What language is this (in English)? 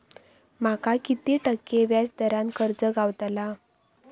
Marathi